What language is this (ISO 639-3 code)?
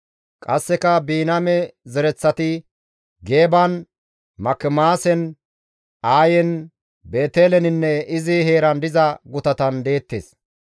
gmv